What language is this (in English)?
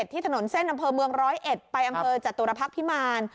Thai